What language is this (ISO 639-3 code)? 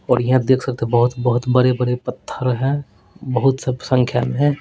hin